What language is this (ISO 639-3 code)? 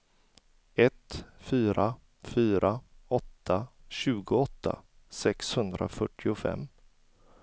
swe